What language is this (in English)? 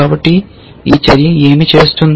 Telugu